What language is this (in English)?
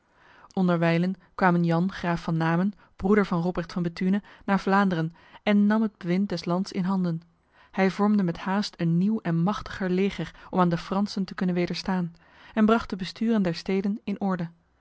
Dutch